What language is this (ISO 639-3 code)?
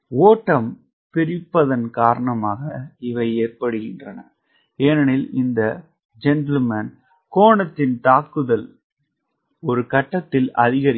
tam